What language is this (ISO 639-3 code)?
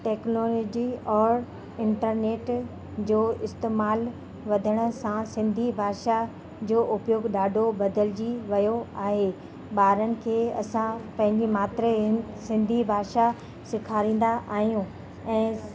snd